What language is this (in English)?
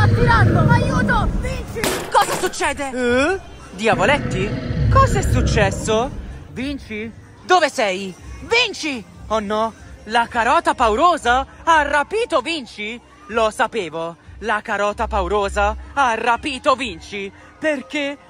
Italian